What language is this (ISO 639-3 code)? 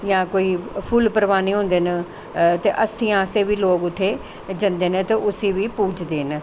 doi